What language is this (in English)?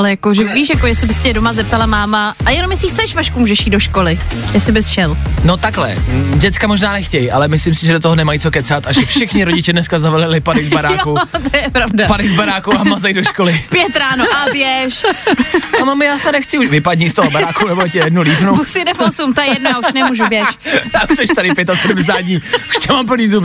Czech